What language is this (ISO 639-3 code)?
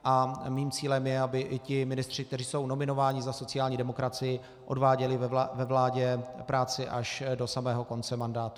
ces